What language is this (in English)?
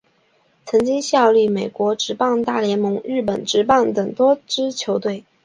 Chinese